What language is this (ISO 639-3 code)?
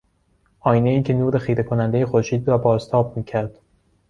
fas